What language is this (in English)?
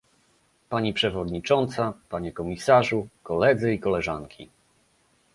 Polish